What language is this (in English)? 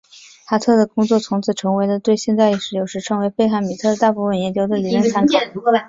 Chinese